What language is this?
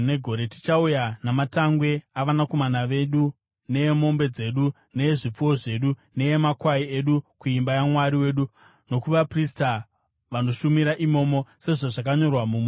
Shona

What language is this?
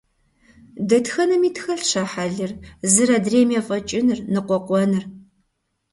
Kabardian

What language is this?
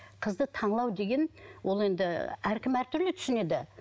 Kazakh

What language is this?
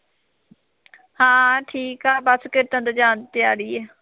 Punjabi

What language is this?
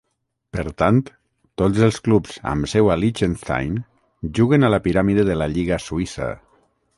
Catalan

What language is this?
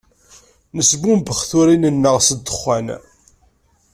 Kabyle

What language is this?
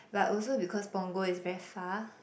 English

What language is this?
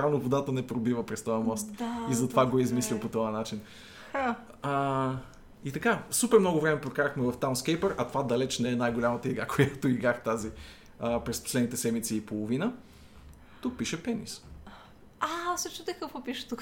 Bulgarian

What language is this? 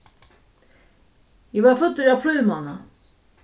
Faroese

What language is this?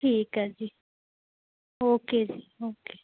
Punjabi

